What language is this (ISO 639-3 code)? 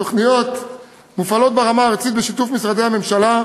heb